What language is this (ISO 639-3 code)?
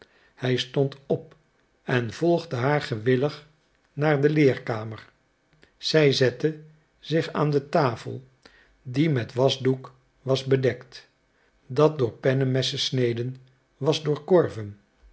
nld